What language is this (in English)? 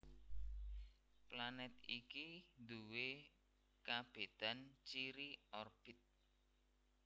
Javanese